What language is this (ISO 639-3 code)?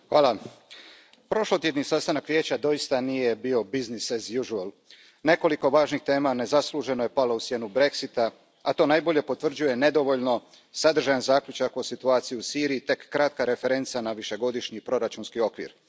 hrv